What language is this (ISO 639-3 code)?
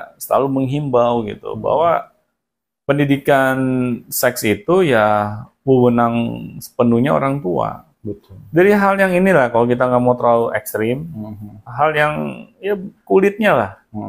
ind